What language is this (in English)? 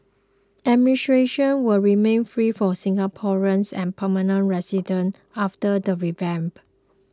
English